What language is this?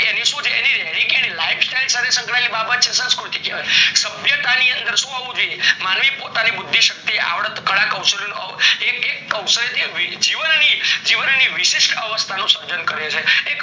Gujarati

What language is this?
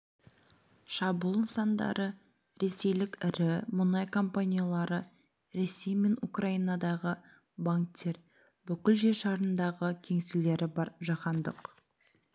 Kazakh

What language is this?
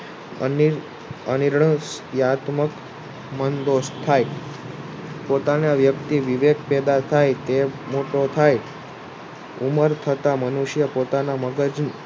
Gujarati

